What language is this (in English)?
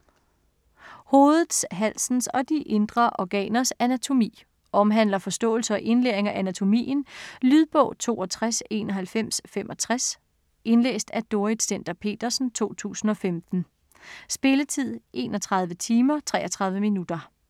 Danish